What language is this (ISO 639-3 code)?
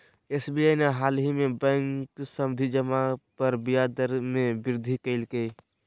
mag